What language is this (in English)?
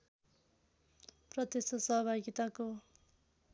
Nepali